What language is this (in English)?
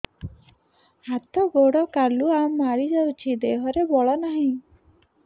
Odia